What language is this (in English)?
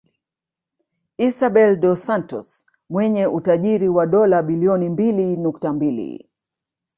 Swahili